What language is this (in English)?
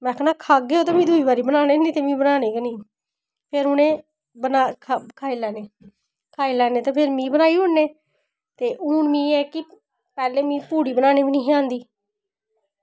Dogri